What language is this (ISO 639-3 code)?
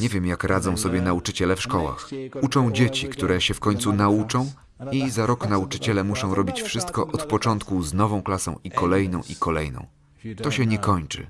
pol